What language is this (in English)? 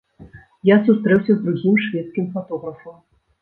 Belarusian